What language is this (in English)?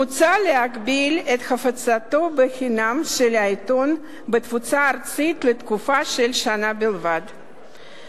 Hebrew